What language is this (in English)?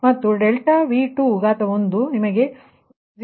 Kannada